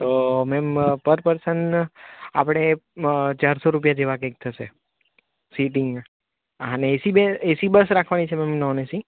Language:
Gujarati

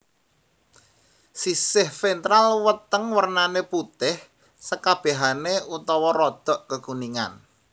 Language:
Javanese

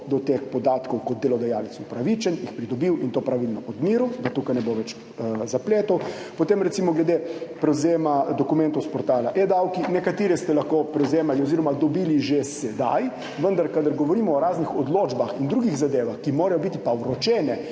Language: Slovenian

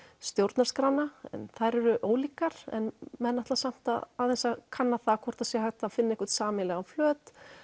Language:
Icelandic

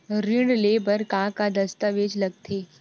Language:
Chhattisgarhi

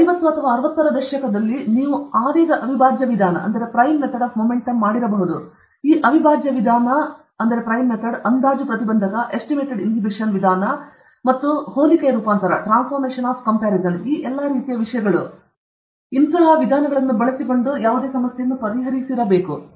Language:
Kannada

